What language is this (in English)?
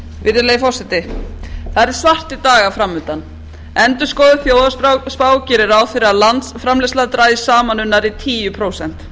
Icelandic